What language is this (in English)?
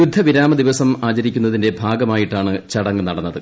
Malayalam